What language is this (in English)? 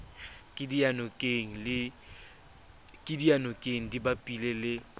Southern Sotho